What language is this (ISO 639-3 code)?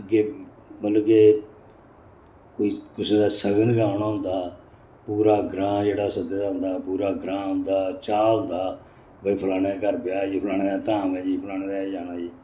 doi